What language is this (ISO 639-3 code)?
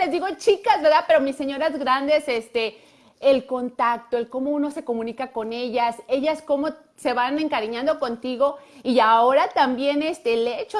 spa